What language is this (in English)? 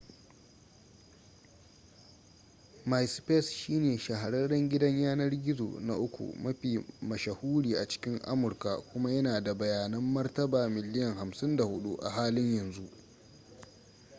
Hausa